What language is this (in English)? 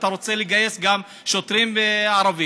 Hebrew